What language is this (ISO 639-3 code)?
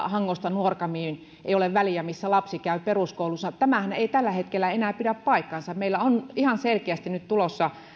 fin